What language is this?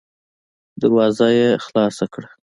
Pashto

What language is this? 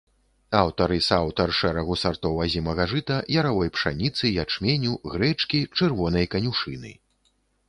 Belarusian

